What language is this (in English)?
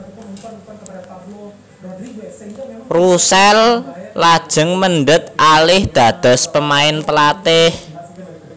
Javanese